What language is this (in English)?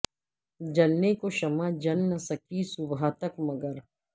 Urdu